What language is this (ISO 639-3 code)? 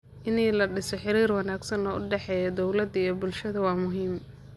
som